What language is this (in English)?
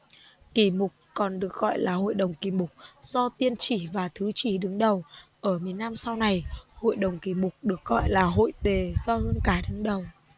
Vietnamese